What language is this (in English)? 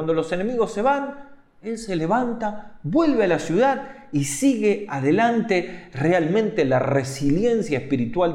Spanish